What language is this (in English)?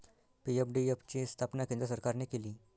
Marathi